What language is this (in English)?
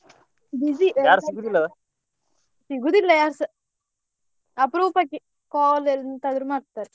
Kannada